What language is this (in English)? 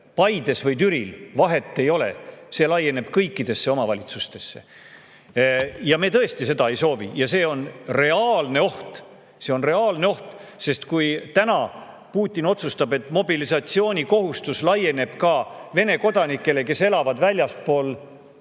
Estonian